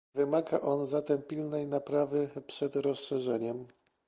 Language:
Polish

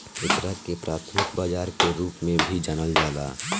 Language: Bhojpuri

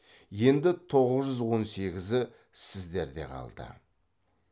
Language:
Kazakh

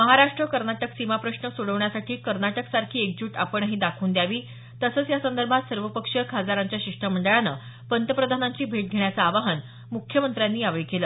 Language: Marathi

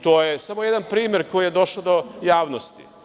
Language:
Serbian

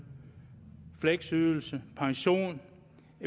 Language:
Danish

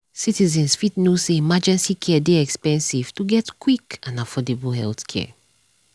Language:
Nigerian Pidgin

